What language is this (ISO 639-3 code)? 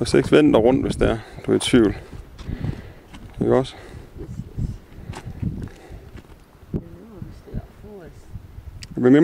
dan